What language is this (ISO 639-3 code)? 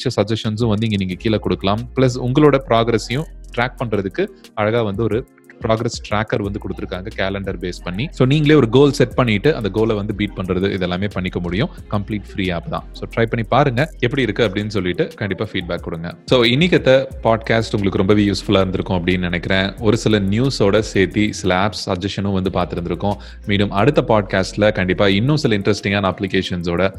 tam